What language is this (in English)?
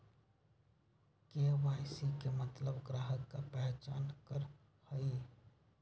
Magahi